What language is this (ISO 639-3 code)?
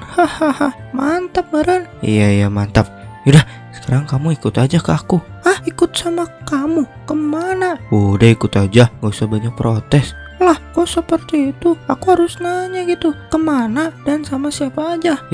ind